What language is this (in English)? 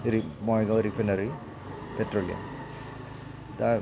Bodo